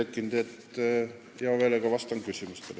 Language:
Estonian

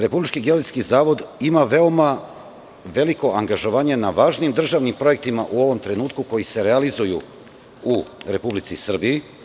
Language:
Serbian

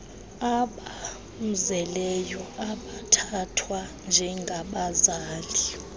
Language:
Xhosa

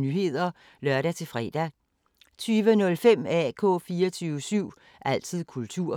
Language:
Danish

